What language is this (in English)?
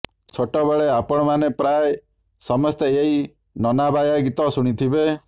Odia